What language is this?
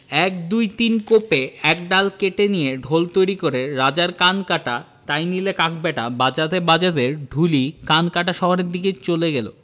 Bangla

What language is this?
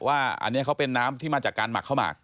Thai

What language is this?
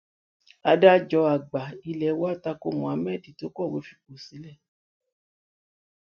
Yoruba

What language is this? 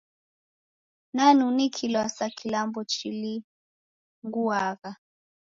Taita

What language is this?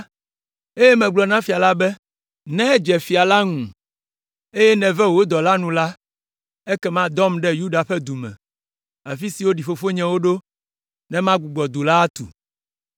Ewe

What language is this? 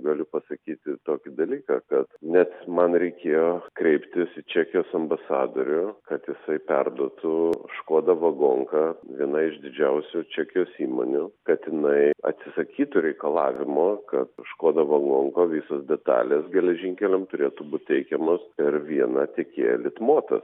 Lithuanian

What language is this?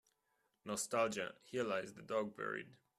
English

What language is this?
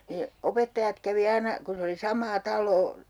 Finnish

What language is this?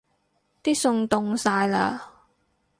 Cantonese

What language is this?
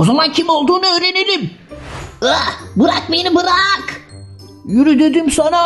Turkish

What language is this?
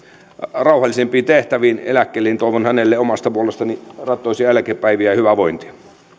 Finnish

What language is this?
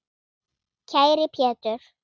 Icelandic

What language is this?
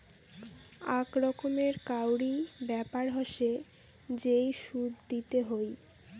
Bangla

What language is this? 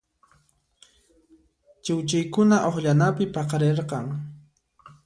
Puno Quechua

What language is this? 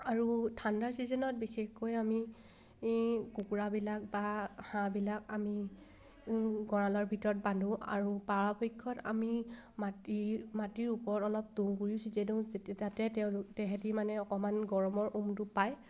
Assamese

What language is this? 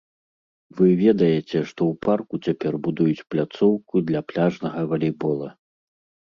Belarusian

